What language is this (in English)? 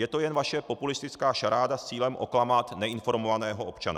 Czech